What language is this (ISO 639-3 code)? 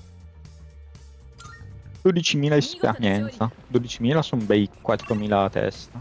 ita